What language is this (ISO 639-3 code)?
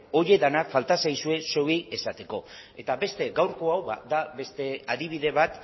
eus